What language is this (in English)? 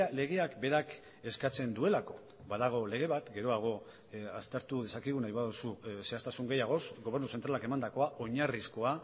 Basque